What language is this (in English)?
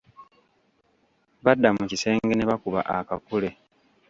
Ganda